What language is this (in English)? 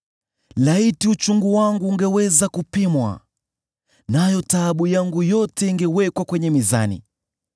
Swahili